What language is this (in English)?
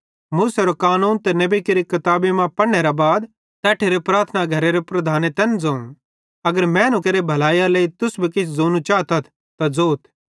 Bhadrawahi